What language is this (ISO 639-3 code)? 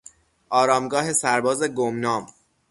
fas